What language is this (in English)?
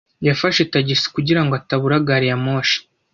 Kinyarwanda